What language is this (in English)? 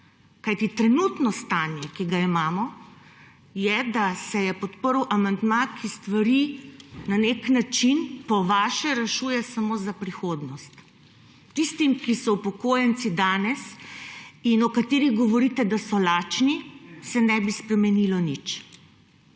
Slovenian